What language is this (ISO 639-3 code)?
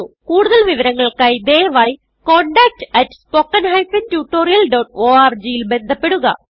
mal